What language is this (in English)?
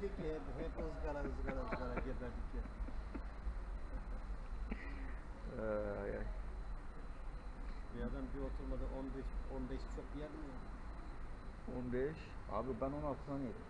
Turkish